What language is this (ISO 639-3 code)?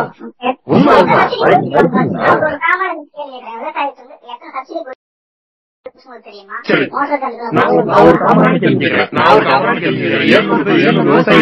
tam